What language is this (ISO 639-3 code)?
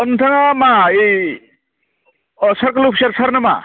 brx